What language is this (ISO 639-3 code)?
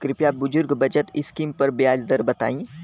bho